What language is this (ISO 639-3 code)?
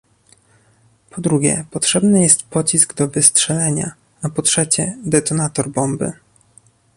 pol